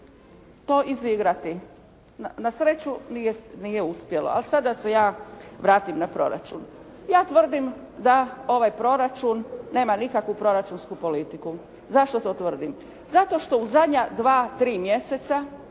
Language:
Croatian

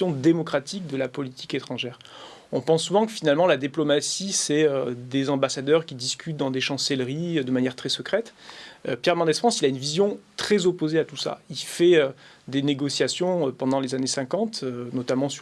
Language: French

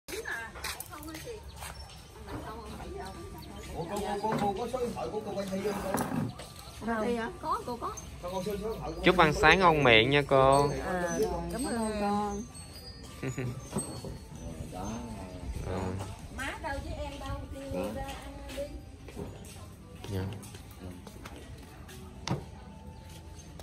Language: Vietnamese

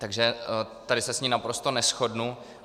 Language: Czech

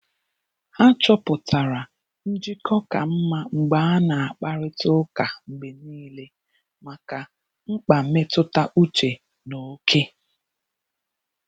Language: Igbo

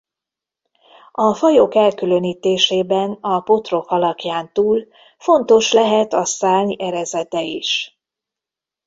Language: Hungarian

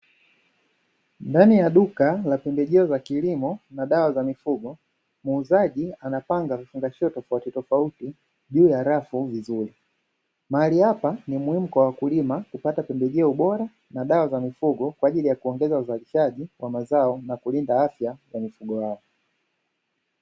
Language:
Swahili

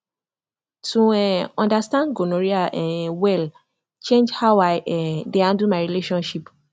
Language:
Nigerian Pidgin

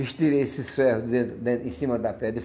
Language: Portuguese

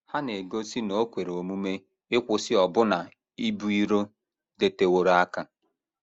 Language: Igbo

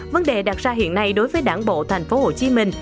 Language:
Vietnamese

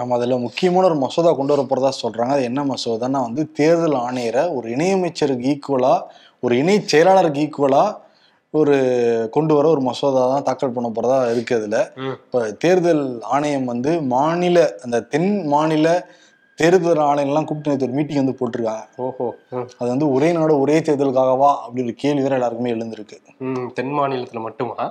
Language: Tamil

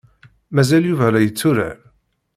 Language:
Kabyle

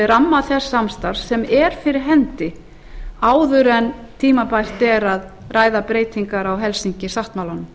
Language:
Icelandic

